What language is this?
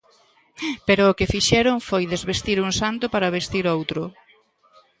Galician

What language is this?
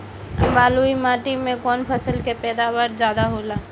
Bhojpuri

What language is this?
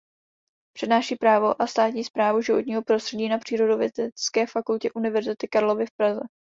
Czech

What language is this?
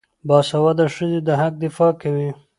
Pashto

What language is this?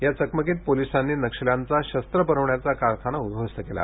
Marathi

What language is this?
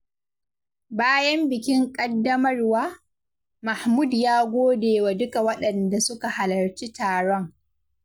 Hausa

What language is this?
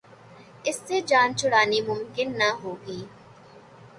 Urdu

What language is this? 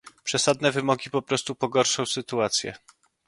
Polish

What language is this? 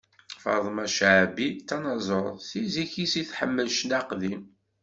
Kabyle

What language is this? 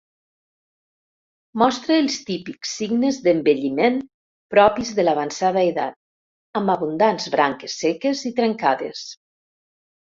Catalan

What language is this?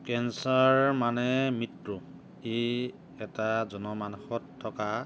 Assamese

